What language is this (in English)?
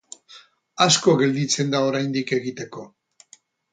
Basque